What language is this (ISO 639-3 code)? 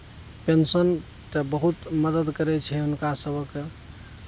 mai